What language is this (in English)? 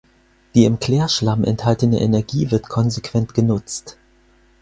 German